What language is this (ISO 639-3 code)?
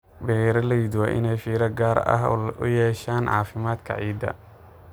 som